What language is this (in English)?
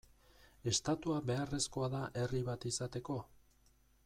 Basque